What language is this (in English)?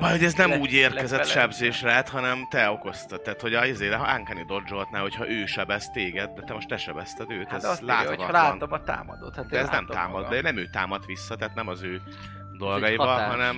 Hungarian